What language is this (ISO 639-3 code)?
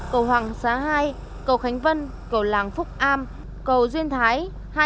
vie